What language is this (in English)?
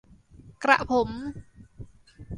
Thai